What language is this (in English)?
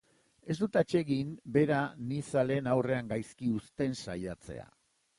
Basque